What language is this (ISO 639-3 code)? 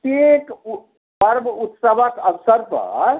mai